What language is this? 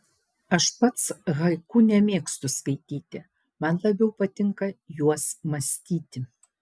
Lithuanian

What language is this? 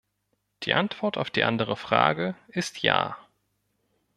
German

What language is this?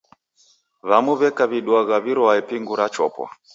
Taita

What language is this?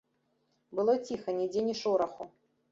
Belarusian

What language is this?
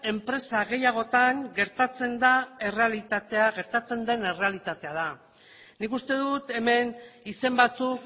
Basque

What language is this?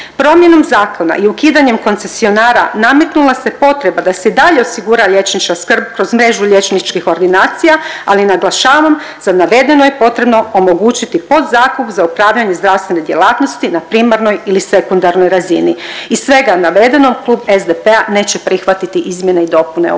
Croatian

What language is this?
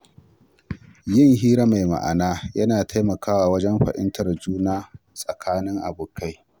Hausa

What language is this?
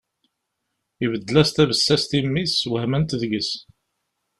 Kabyle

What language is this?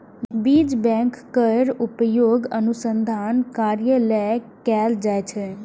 Maithili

